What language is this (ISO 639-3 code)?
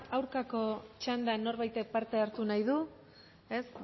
eus